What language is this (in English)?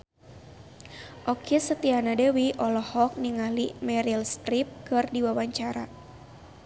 Sundanese